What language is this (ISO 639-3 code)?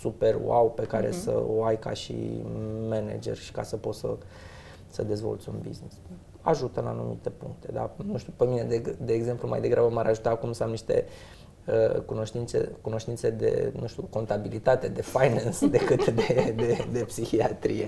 ron